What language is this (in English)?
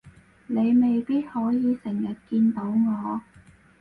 Cantonese